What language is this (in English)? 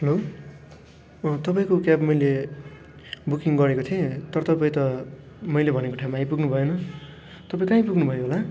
Nepali